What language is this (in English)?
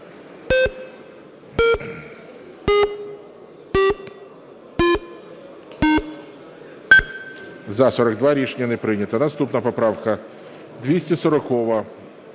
Ukrainian